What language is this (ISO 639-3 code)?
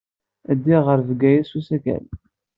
kab